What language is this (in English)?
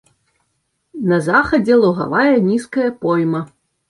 Belarusian